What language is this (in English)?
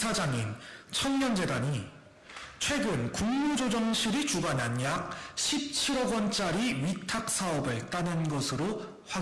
Korean